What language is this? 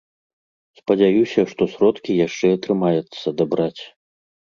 Belarusian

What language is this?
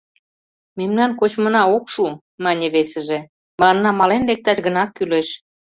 Mari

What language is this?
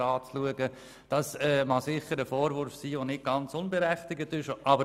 Swiss German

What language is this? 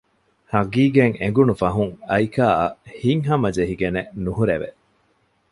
Divehi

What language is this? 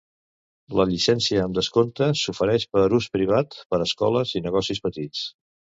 Catalan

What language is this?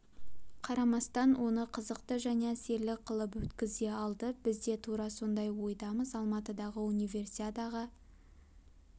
Kazakh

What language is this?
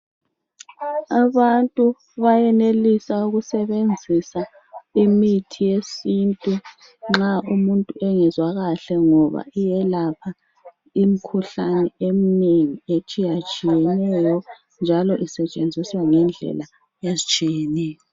North Ndebele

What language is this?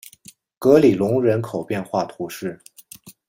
Chinese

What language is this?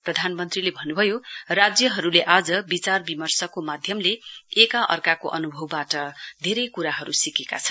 Nepali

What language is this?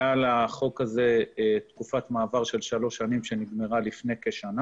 Hebrew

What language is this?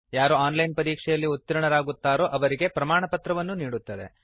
Kannada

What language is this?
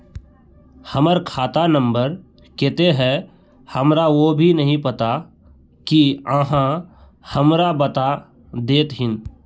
Magahi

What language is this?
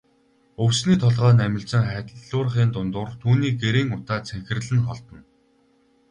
Mongolian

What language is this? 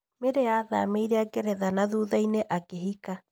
Kikuyu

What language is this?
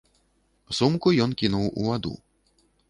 Belarusian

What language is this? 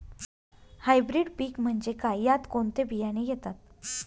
Marathi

